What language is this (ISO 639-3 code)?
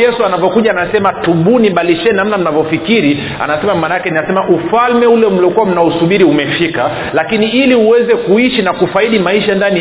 swa